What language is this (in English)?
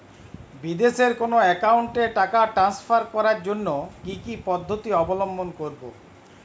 Bangla